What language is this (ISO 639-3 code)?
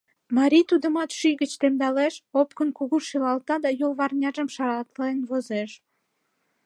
chm